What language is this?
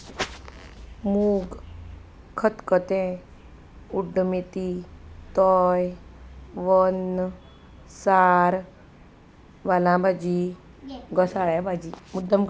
Konkani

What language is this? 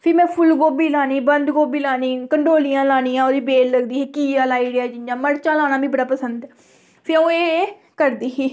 Dogri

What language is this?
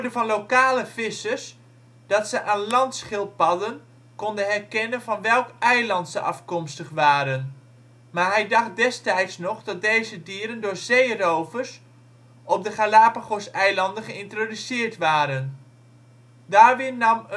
Dutch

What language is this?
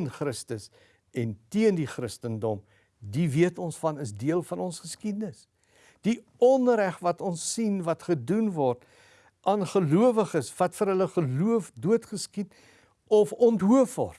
Dutch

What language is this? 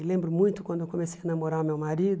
Portuguese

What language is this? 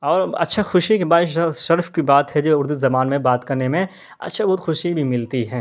Urdu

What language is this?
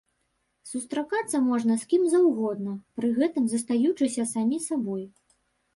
Belarusian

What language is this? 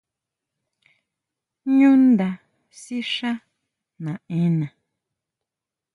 Huautla Mazatec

